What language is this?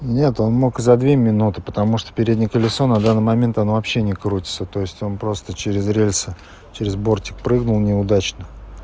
Russian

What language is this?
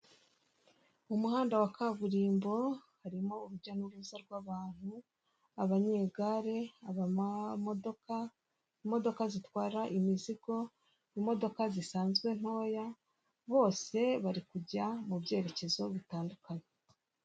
Kinyarwanda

